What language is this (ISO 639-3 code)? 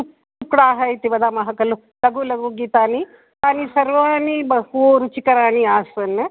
san